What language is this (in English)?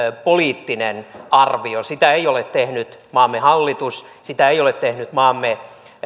Finnish